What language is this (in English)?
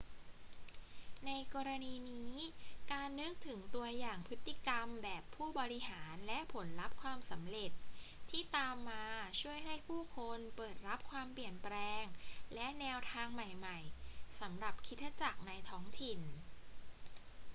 Thai